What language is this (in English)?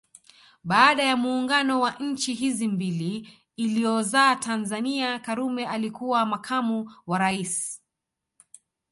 Swahili